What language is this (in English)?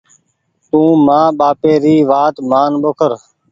Goaria